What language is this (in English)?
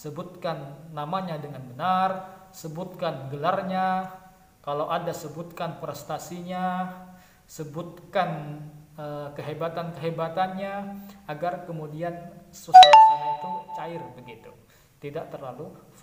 Indonesian